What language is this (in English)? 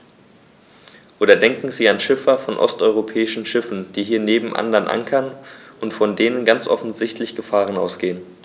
German